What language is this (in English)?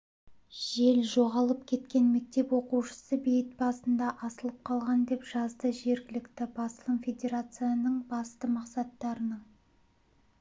Kazakh